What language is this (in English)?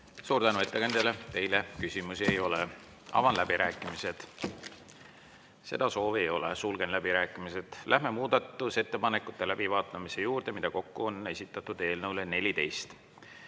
Estonian